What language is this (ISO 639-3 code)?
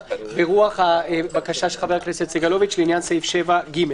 heb